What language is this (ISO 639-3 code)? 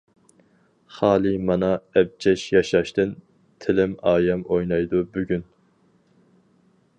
uig